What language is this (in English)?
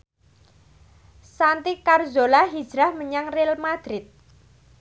Javanese